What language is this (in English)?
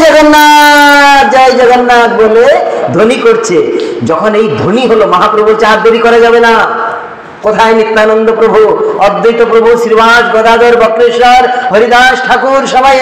Hindi